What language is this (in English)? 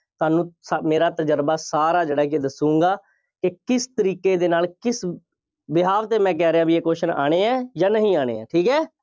Punjabi